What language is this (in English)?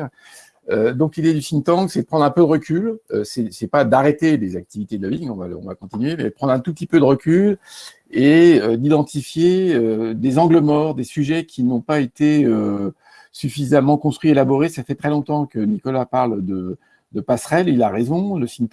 French